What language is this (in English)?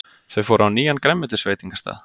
Icelandic